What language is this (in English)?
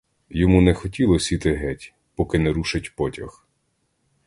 Ukrainian